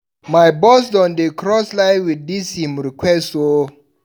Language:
Nigerian Pidgin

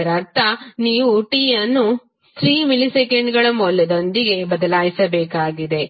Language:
Kannada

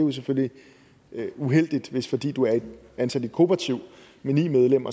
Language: Danish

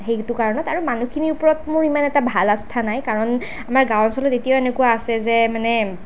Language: Assamese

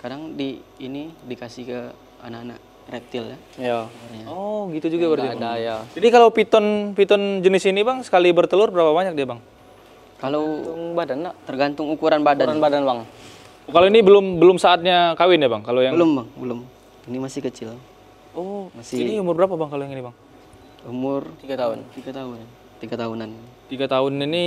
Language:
Indonesian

